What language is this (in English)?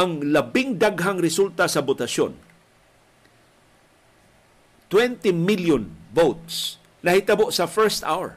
Filipino